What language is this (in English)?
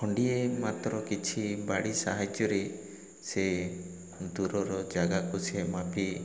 Odia